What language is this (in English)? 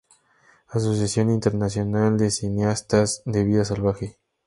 Spanish